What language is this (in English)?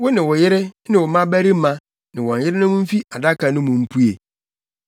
Akan